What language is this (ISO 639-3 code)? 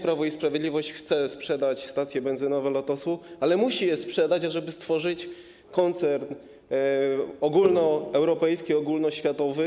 pol